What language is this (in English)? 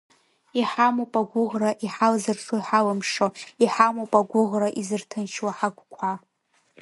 Abkhazian